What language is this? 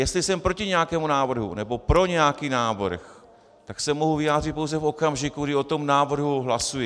Czech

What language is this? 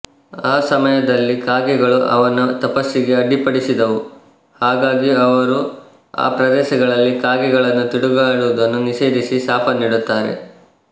Kannada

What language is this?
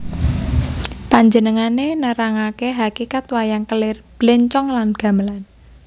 Javanese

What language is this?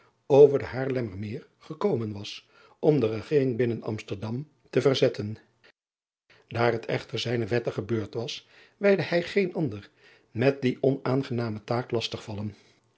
Dutch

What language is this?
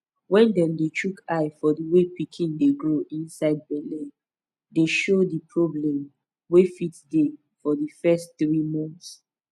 Nigerian Pidgin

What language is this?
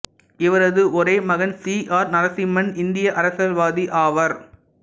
Tamil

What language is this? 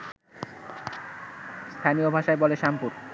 Bangla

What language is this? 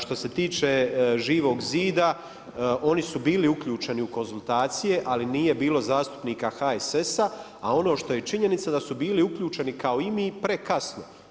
Croatian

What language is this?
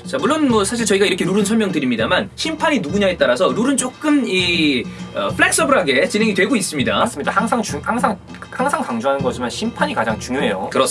Korean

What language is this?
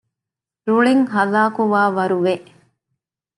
Divehi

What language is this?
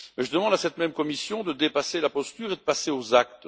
French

